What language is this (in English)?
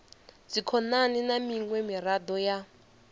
Venda